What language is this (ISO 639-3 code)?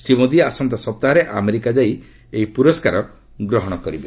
ori